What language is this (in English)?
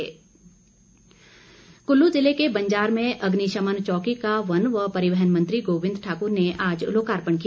Hindi